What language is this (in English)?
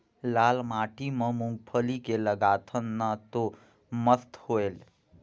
Chhattisgarhi